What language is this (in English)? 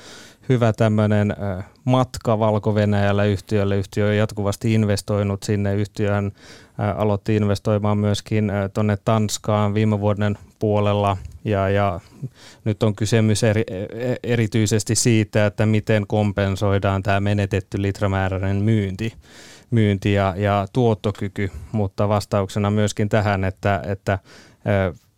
Finnish